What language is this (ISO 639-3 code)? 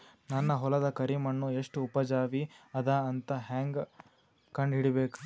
kan